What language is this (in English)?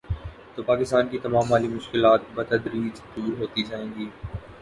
Urdu